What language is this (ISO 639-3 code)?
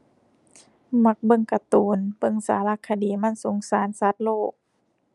tha